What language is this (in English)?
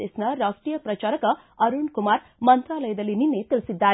Kannada